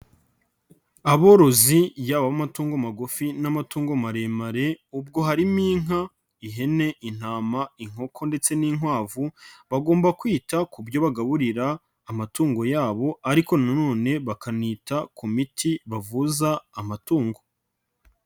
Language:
Kinyarwanda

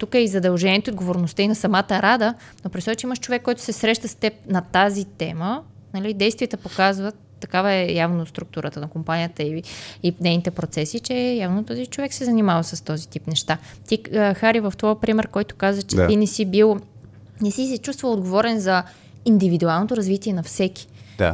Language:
Bulgarian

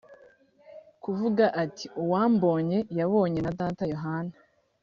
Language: Kinyarwanda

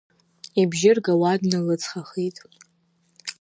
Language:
Abkhazian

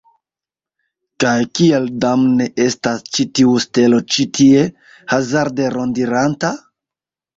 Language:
Esperanto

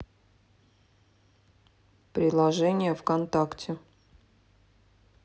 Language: Russian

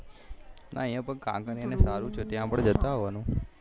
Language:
Gujarati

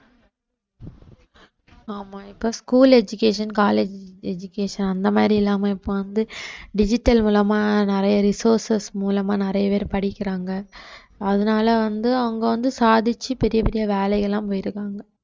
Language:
Tamil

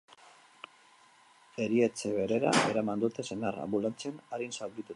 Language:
Basque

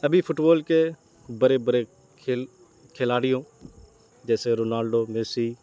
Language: Urdu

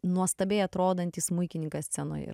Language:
Lithuanian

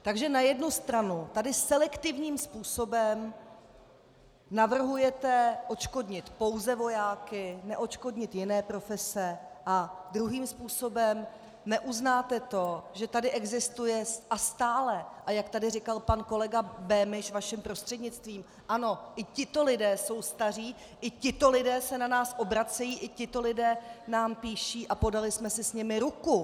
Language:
Czech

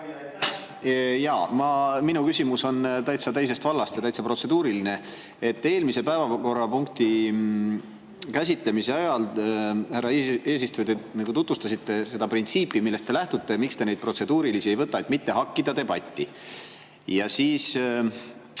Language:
Estonian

